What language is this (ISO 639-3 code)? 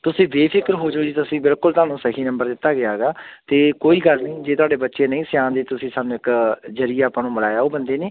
pan